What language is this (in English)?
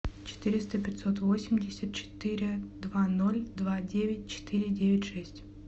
Russian